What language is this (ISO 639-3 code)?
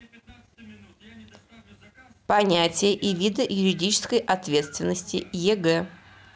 rus